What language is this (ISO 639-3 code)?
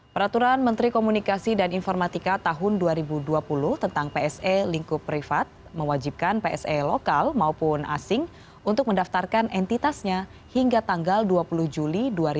ind